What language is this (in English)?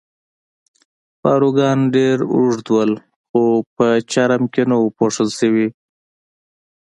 Pashto